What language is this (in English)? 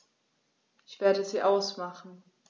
German